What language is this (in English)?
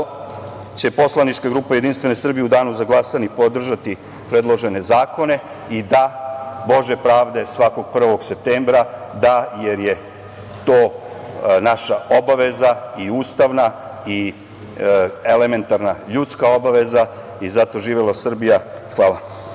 Serbian